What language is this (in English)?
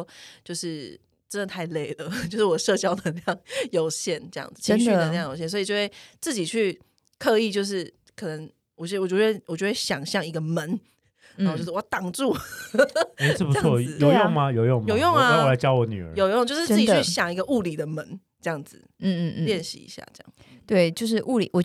Chinese